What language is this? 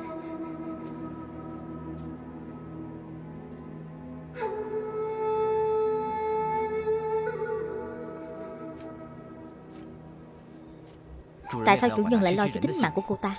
Vietnamese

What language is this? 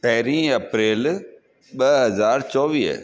Sindhi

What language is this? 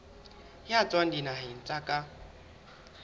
Southern Sotho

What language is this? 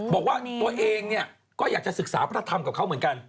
Thai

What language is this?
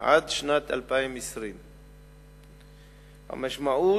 Hebrew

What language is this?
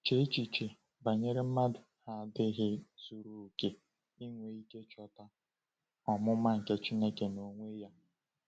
Igbo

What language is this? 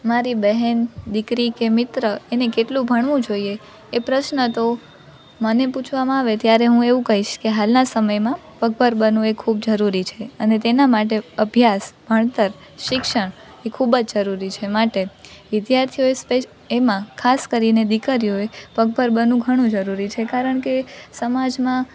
Gujarati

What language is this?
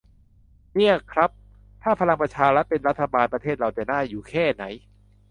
Thai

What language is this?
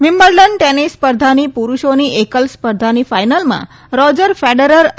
Gujarati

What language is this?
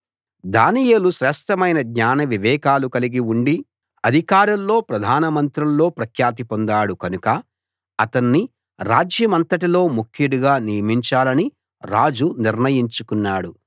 Telugu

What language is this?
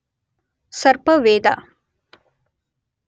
Kannada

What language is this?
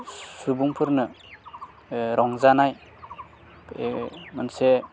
Bodo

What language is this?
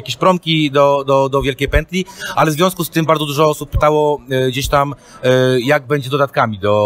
Polish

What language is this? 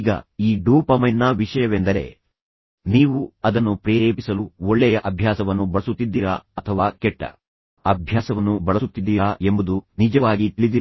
Kannada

